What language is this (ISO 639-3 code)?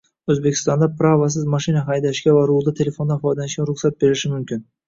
uzb